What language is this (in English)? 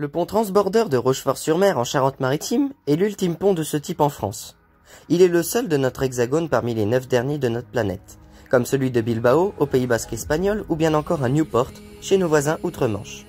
French